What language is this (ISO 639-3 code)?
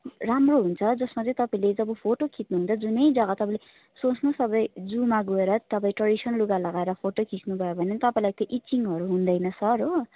nep